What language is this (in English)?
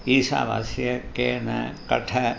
Sanskrit